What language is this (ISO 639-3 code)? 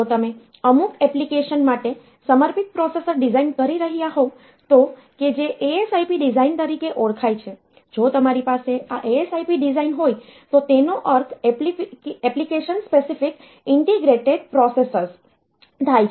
guj